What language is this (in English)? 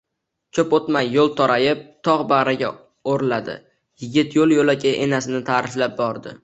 Uzbek